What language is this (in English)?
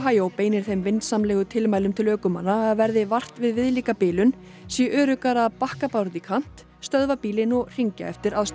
Icelandic